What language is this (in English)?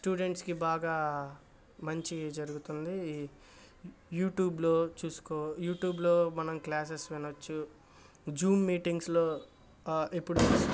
Telugu